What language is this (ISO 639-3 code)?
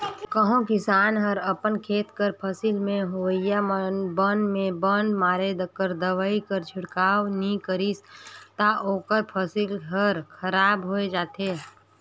hne